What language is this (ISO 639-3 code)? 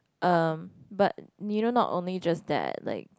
eng